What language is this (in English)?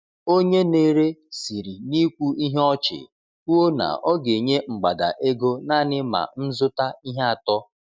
Igbo